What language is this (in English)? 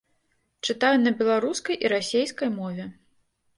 Belarusian